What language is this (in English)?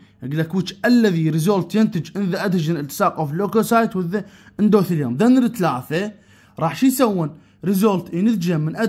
Arabic